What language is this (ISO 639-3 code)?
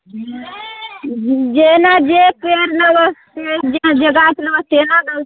mai